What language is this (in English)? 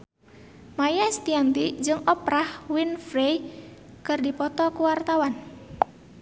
Sundanese